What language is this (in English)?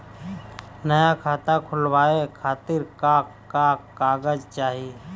Bhojpuri